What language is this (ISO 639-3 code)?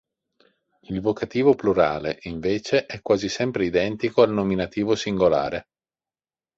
ita